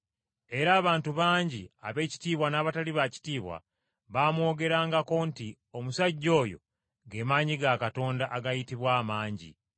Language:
Ganda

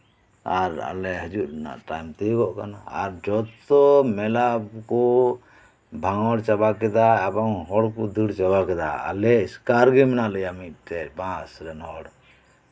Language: Santali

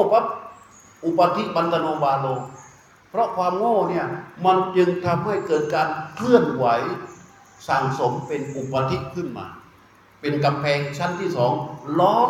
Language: Thai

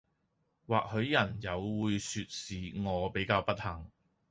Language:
Cantonese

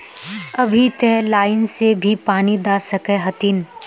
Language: Magahi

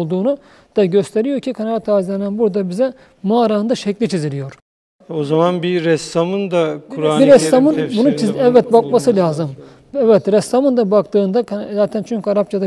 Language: Turkish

